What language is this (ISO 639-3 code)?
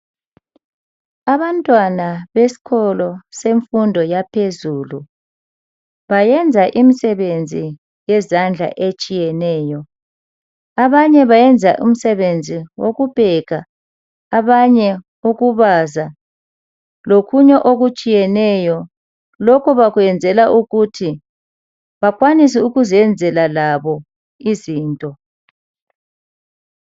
nde